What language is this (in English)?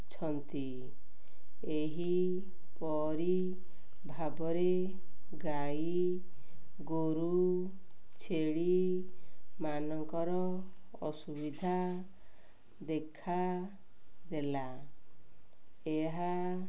Odia